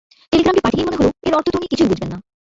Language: Bangla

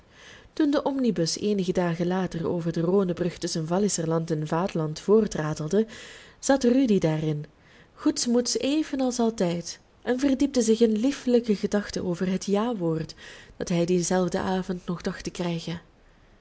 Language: Dutch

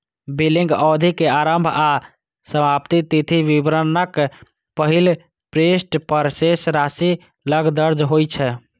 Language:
Maithili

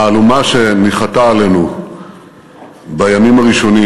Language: Hebrew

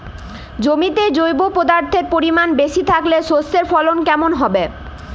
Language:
Bangla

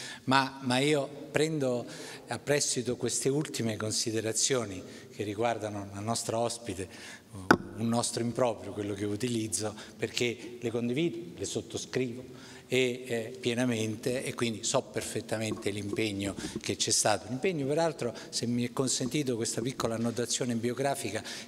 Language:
Italian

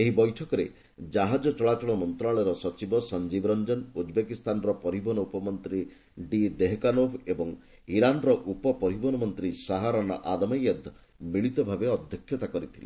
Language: Odia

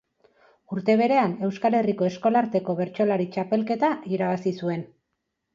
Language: Basque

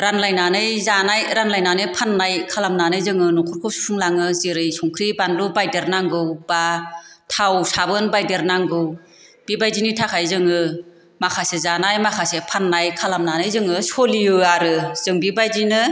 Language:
Bodo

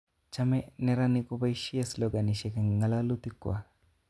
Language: Kalenjin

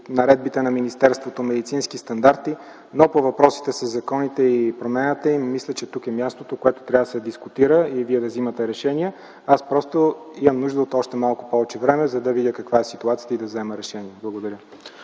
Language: Bulgarian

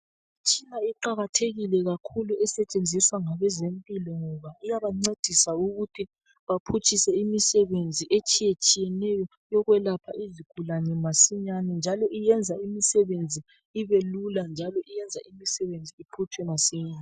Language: North Ndebele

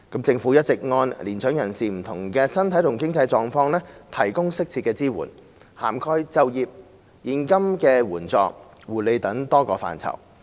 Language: Cantonese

